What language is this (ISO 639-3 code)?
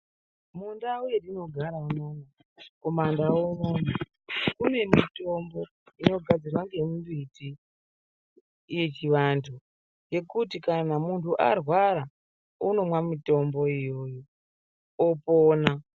ndc